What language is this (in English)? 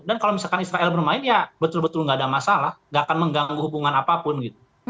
Indonesian